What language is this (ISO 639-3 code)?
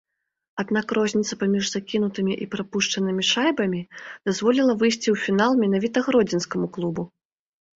bel